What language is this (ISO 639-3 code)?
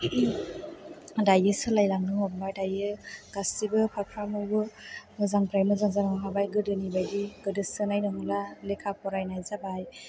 brx